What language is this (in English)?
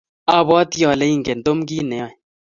Kalenjin